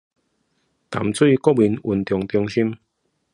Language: Chinese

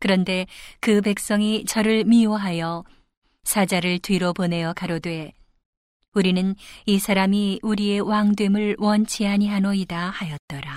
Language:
Korean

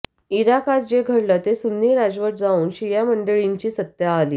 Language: Marathi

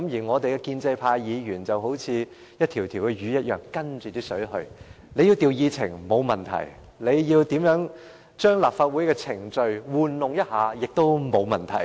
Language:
Cantonese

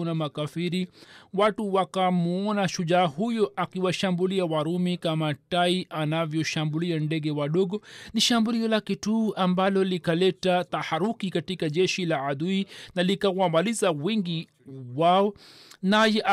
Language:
Swahili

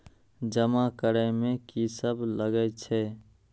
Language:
Maithili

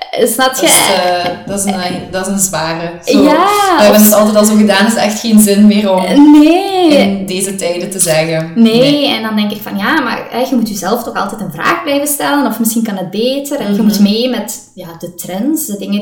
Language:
Dutch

